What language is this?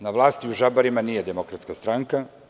Serbian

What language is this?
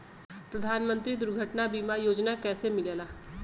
Bhojpuri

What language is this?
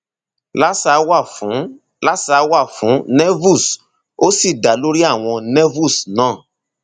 Yoruba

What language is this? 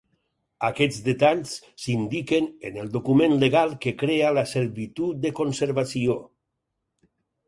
Catalan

